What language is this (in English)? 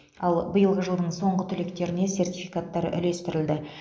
Kazakh